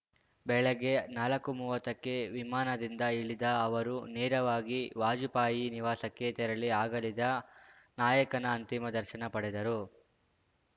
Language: Kannada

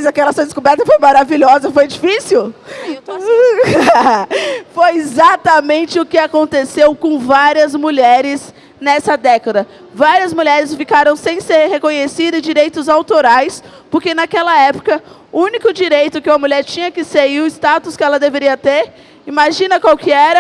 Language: Portuguese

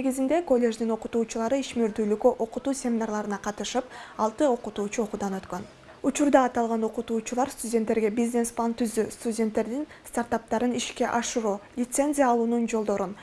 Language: Turkish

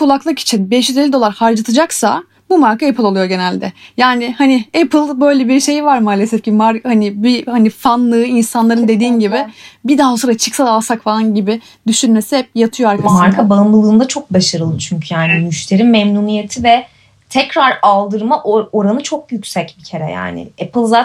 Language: Turkish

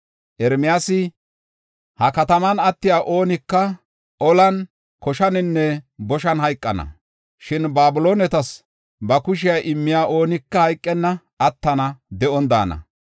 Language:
Gofa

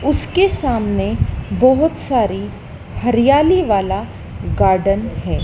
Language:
Hindi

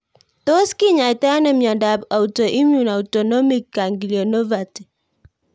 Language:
Kalenjin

